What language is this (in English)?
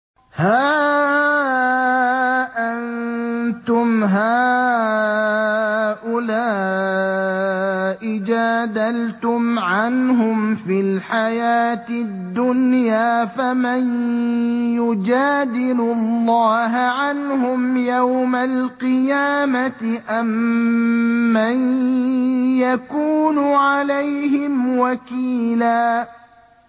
Arabic